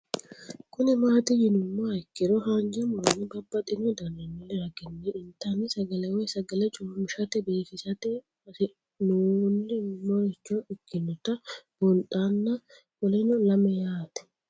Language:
Sidamo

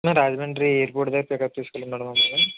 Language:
Telugu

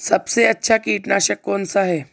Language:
Hindi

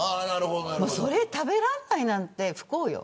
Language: Japanese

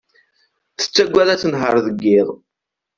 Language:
Kabyle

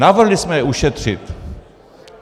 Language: Czech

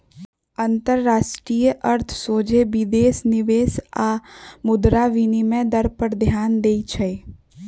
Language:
Magahi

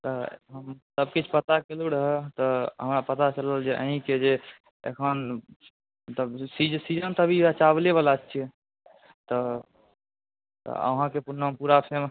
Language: Maithili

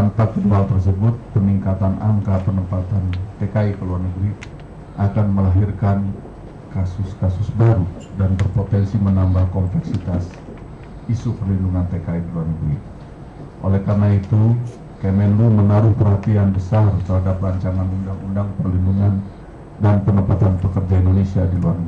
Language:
Indonesian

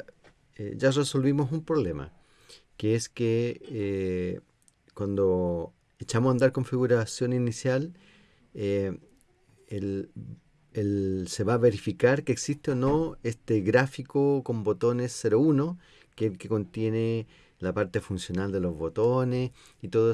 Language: Spanish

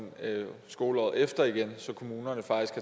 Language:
Danish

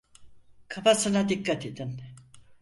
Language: Turkish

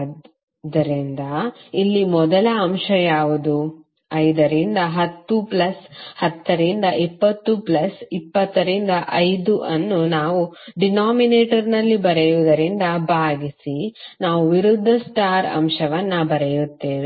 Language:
Kannada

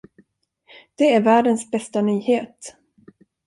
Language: Swedish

